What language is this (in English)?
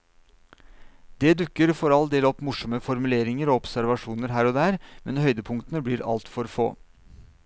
Norwegian